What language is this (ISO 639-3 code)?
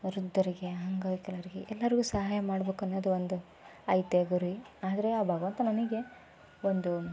kan